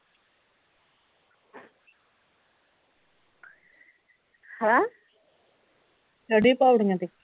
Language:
Punjabi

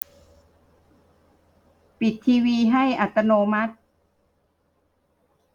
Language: Thai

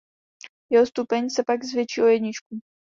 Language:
Czech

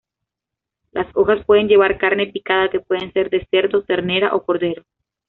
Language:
Spanish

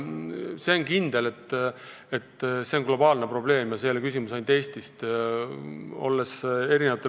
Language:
Estonian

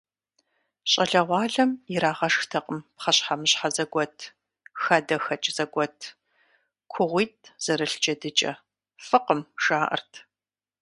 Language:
Kabardian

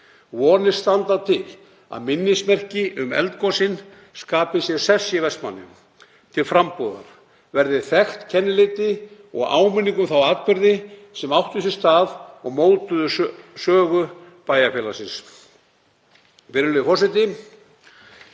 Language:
Icelandic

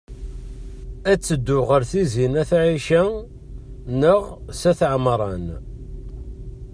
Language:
Kabyle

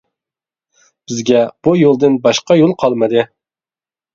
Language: Uyghur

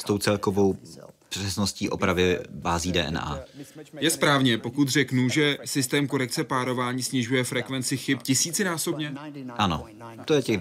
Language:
Czech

